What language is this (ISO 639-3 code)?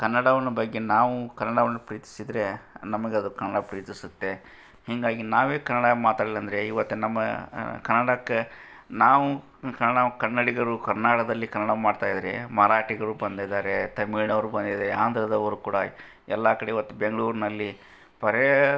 kan